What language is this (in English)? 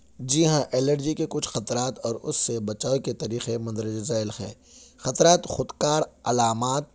Urdu